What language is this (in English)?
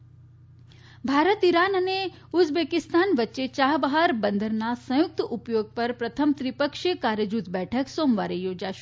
Gujarati